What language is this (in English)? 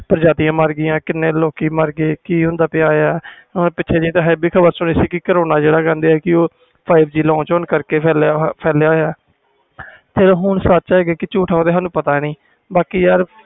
Punjabi